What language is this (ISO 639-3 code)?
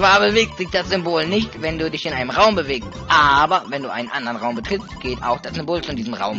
deu